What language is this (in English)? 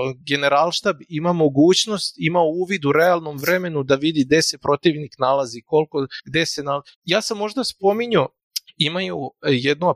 Croatian